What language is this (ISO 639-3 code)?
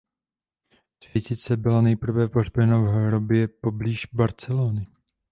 ces